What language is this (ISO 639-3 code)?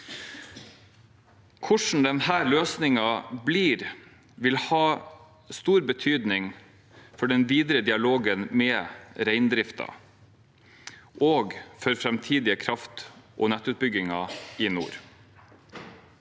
nor